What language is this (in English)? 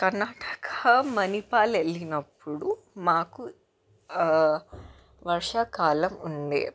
Telugu